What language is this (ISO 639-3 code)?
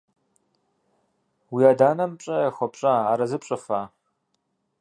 kbd